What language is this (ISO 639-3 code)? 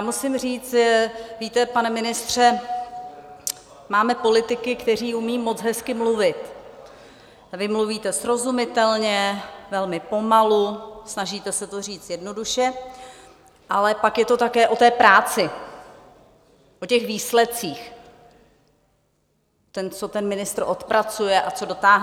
ces